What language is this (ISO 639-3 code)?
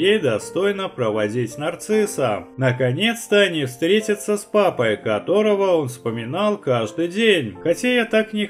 rus